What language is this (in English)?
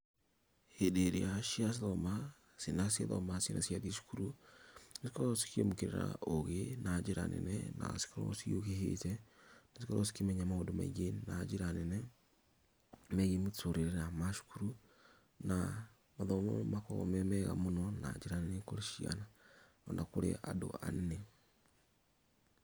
Kikuyu